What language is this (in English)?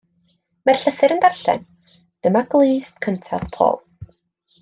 Welsh